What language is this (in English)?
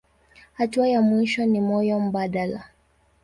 Swahili